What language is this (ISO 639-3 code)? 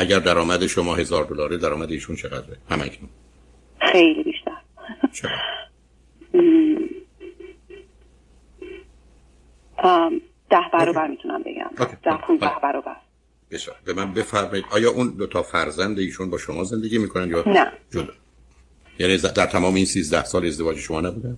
fas